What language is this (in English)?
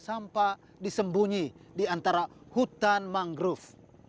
Indonesian